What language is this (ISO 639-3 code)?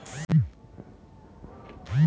hne